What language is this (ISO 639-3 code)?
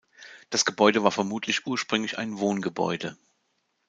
deu